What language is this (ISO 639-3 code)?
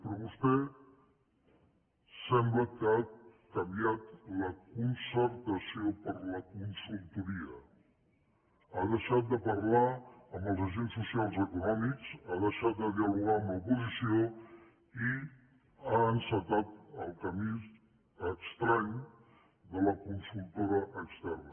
cat